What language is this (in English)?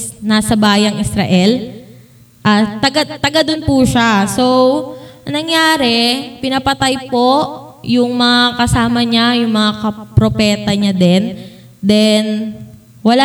Filipino